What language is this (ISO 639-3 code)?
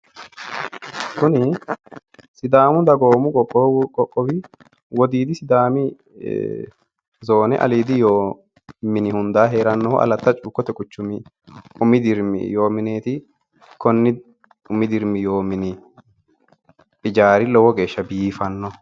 sid